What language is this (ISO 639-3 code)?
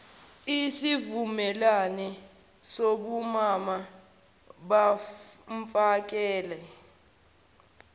zul